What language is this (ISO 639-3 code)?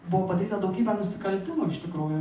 lit